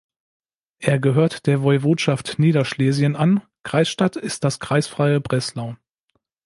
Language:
German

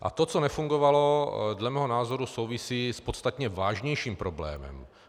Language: Czech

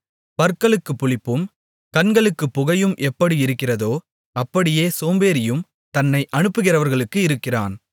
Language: Tamil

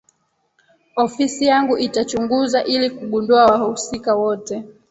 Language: Swahili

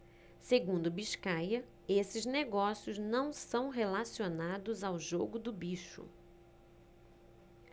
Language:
Portuguese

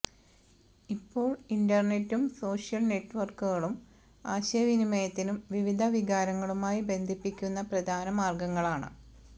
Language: Malayalam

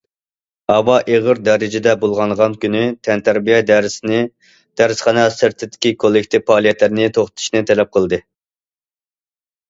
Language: Uyghur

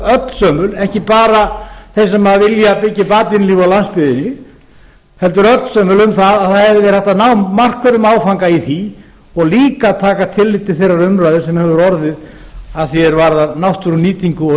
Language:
Icelandic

